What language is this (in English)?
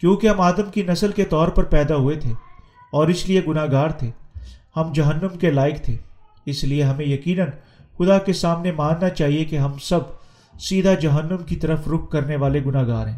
Urdu